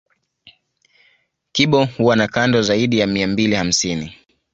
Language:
Swahili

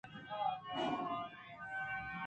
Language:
Eastern Balochi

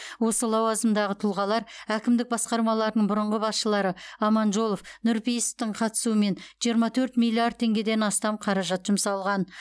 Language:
Kazakh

